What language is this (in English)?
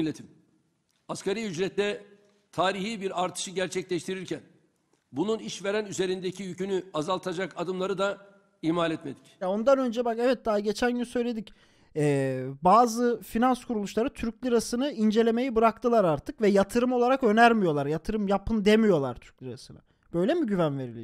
Turkish